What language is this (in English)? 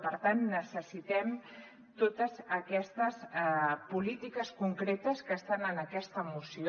Catalan